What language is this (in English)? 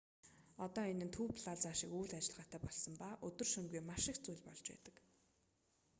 Mongolian